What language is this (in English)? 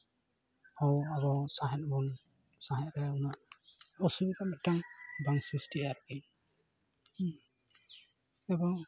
Santali